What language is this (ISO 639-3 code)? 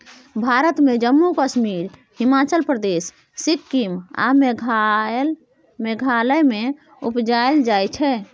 mai